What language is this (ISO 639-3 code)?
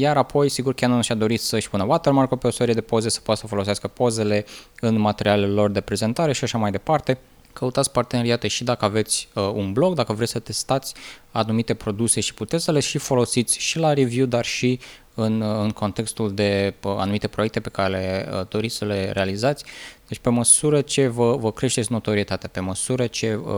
ron